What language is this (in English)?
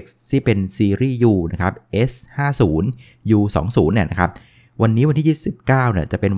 Thai